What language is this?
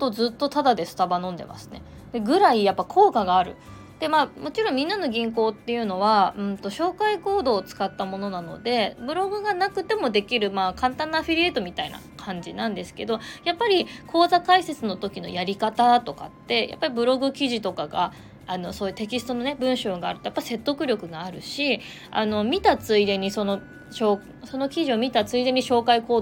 Japanese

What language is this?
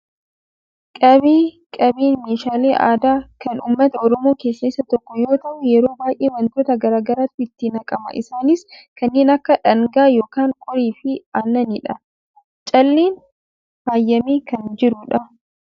Oromo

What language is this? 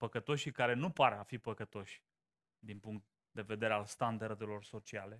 Romanian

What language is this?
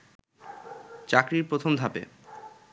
Bangla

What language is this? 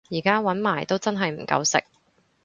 Cantonese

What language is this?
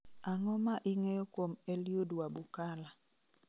Luo (Kenya and Tanzania)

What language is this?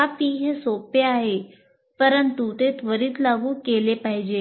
Marathi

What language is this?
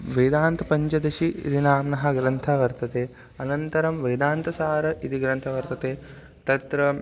Sanskrit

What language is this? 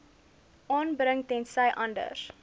Afrikaans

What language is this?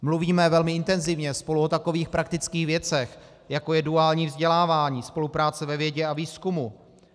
Czech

